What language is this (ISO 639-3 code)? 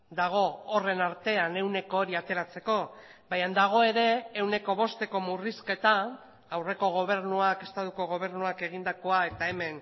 eus